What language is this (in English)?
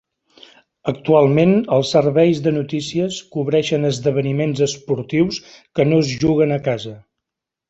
Catalan